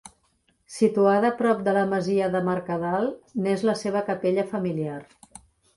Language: Catalan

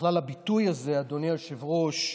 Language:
Hebrew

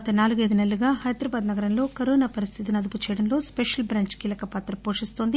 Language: Telugu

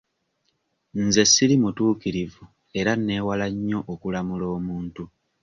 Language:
Ganda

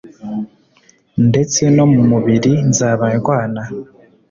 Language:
Kinyarwanda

